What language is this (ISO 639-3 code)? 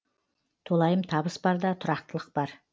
kaz